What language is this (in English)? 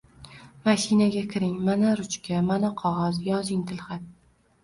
Uzbek